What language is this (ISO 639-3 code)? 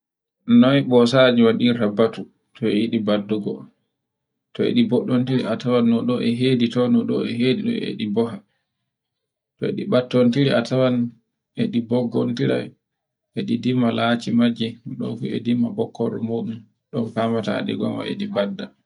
fue